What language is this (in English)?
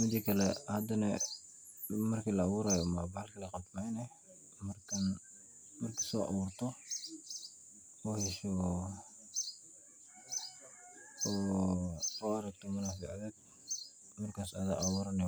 Somali